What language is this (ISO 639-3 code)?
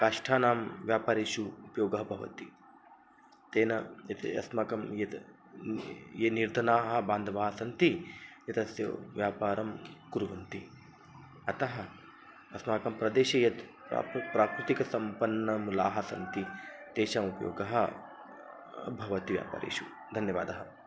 san